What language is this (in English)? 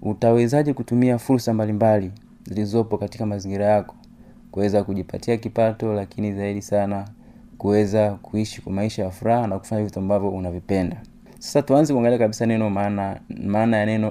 Swahili